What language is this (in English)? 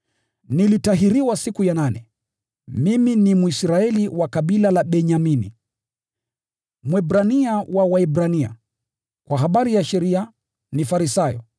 Swahili